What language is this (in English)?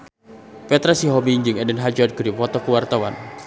Sundanese